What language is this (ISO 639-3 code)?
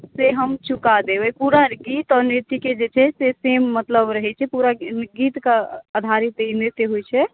mai